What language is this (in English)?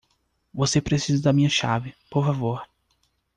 Portuguese